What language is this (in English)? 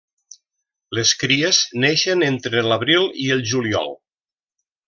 Catalan